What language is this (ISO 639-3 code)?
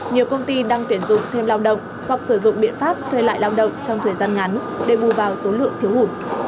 vie